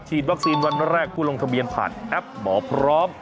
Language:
Thai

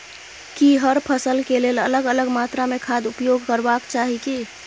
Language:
Maithili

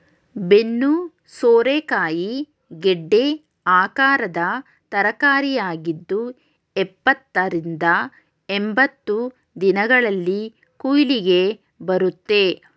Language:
Kannada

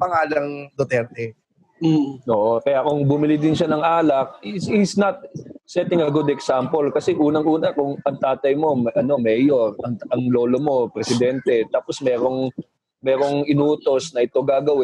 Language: Filipino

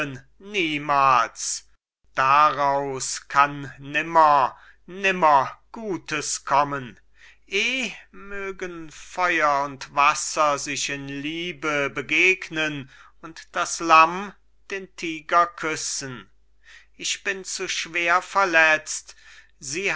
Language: German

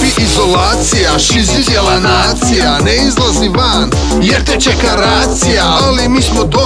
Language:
Indonesian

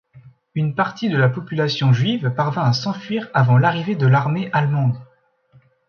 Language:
French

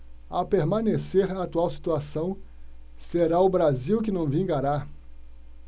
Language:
Portuguese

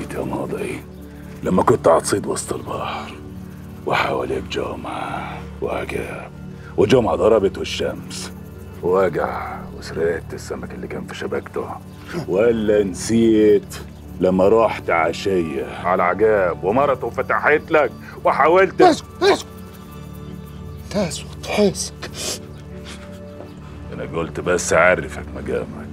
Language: Arabic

